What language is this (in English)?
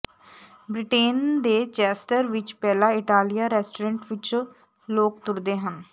Punjabi